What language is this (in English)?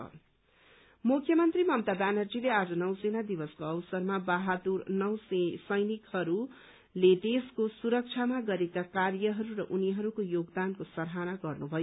Nepali